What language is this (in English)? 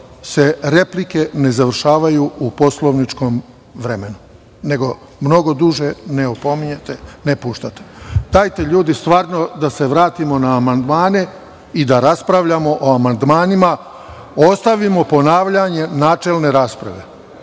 Serbian